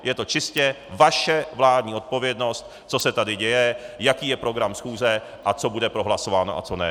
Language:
Czech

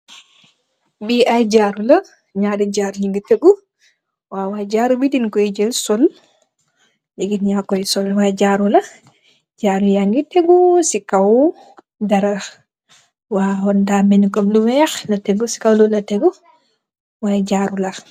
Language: Wolof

